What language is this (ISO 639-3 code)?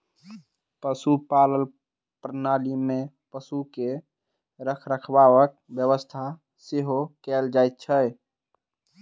mai